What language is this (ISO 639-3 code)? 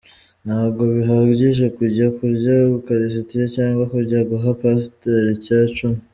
kin